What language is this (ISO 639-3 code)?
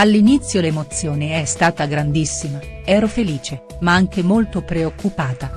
ita